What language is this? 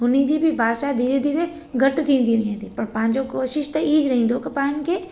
Sindhi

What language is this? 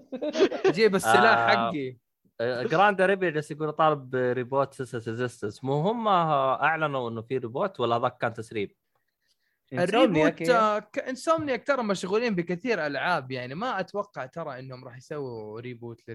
Arabic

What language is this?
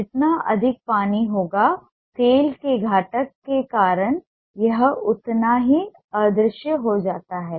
Hindi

